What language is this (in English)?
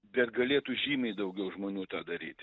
Lithuanian